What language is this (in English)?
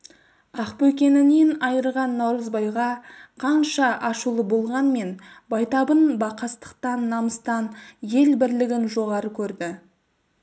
Kazakh